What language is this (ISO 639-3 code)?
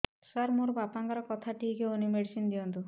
ori